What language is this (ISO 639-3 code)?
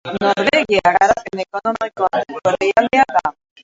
eus